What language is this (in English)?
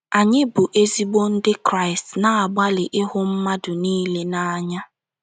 Igbo